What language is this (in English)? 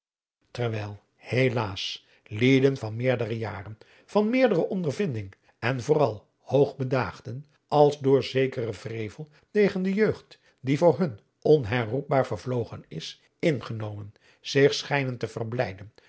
Dutch